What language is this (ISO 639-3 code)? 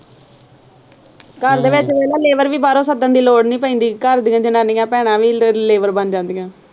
pan